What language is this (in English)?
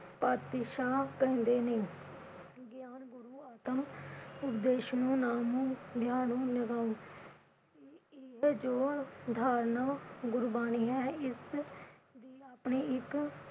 Punjabi